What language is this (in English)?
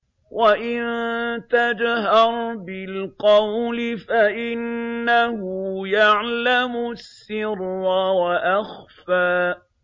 Arabic